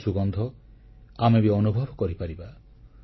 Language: Odia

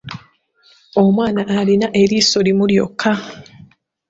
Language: Ganda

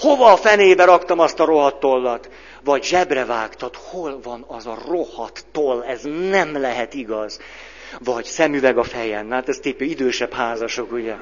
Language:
Hungarian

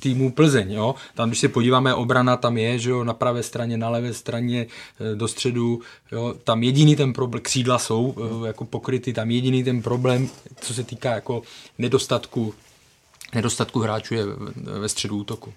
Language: Czech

